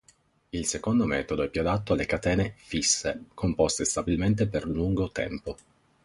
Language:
Italian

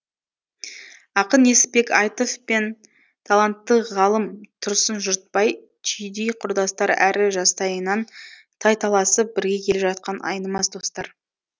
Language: Kazakh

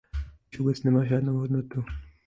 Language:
Czech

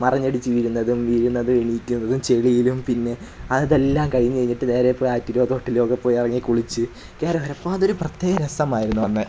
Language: Malayalam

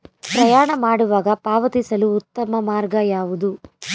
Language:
Kannada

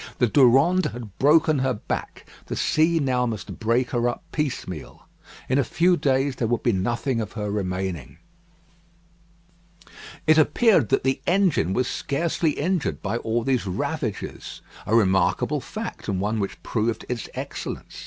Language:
English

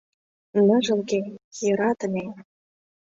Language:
Mari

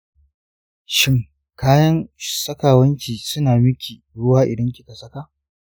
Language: Hausa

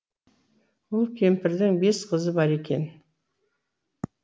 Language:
Kazakh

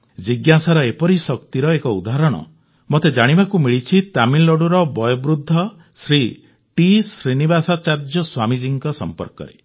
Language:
Odia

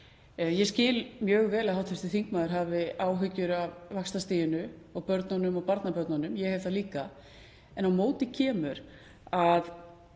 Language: Icelandic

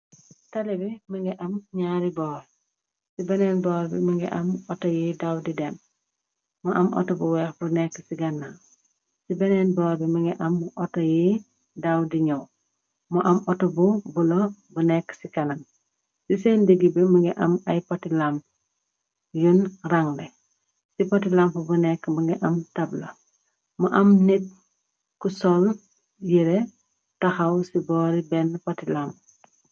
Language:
Wolof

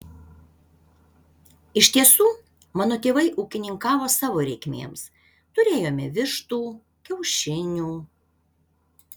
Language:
Lithuanian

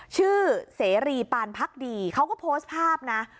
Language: Thai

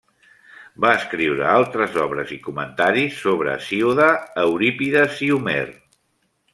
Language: Catalan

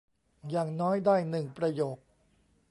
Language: Thai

